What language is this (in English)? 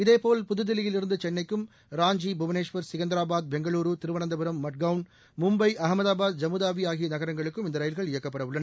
Tamil